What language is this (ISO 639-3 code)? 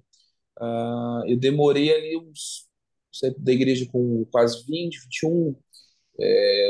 por